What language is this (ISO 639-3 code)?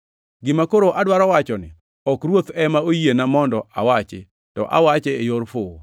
luo